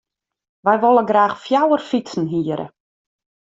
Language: Western Frisian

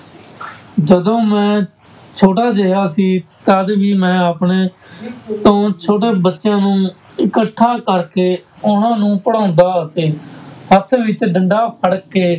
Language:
Punjabi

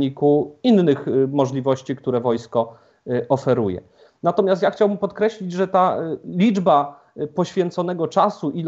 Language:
Polish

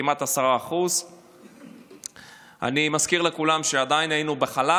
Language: Hebrew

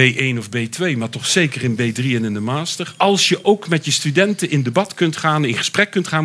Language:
Dutch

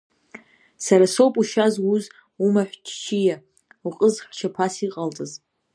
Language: Abkhazian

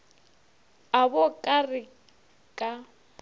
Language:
Northern Sotho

